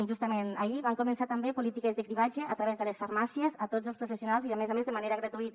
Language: Catalan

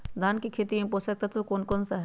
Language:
Magahi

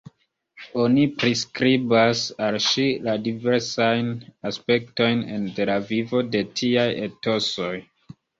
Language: Esperanto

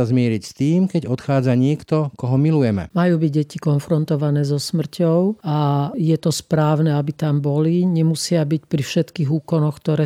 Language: Slovak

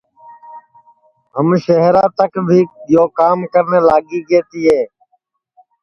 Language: Sansi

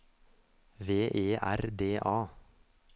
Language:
Norwegian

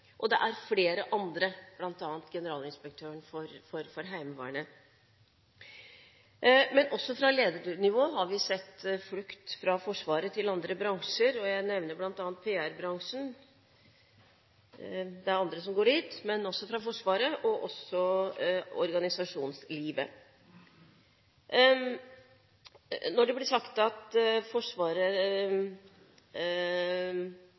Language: Norwegian Bokmål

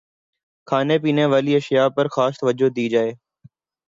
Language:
Urdu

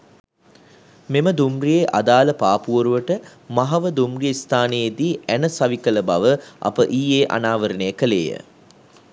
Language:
Sinhala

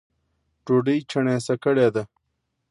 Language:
Pashto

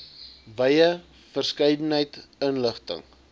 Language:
Afrikaans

